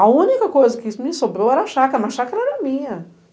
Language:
Portuguese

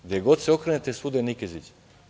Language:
Serbian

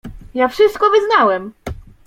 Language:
Polish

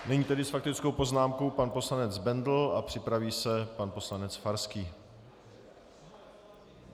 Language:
Czech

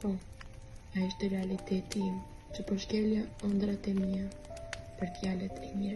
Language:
Romanian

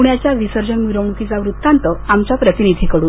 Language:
Marathi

